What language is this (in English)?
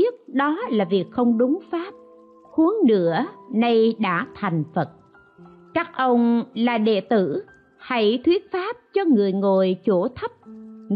Vietnamese